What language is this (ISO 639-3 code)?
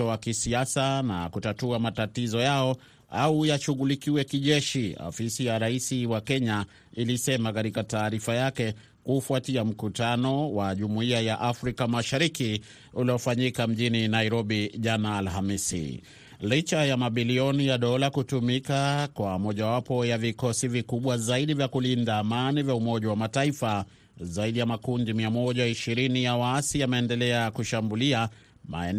swa